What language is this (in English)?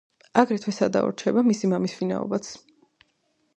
Georgian